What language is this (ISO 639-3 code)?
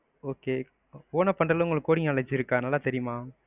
tam